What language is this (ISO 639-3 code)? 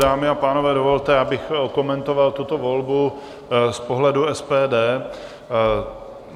ces